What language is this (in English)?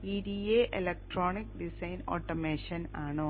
Malayalam